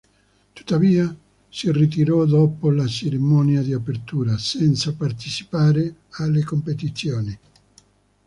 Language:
Italian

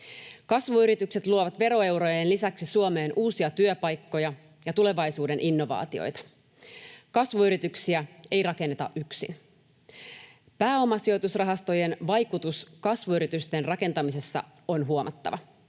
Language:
Finnish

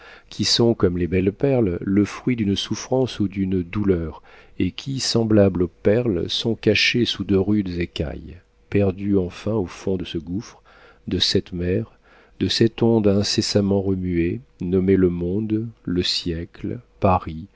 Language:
French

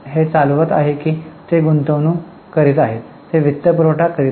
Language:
Marathi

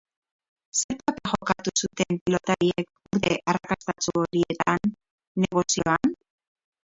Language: Basque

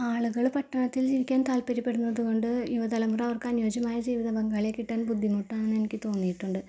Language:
Malayalam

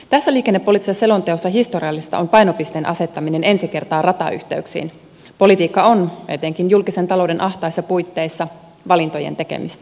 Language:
Finnish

